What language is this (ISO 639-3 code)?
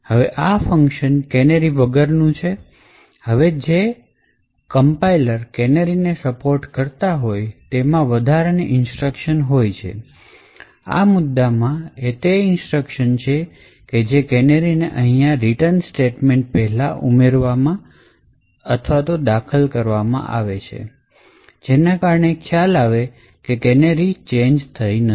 guj